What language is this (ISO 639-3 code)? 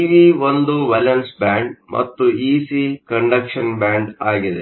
kan